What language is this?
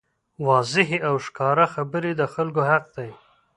Pashto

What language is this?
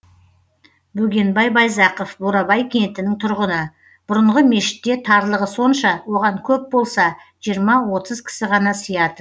Kazakh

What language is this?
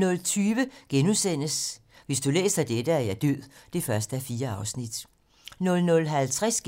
Danish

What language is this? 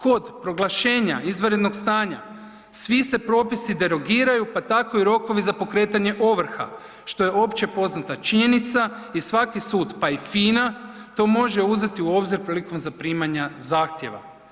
Croatian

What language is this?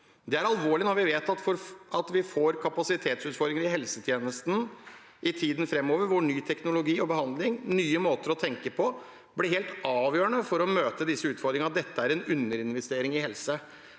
Norwegian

